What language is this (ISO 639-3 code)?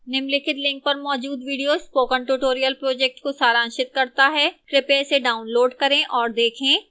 hin